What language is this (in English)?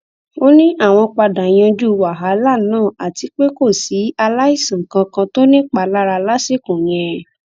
Yoruba